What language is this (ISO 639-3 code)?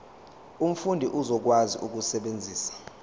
zul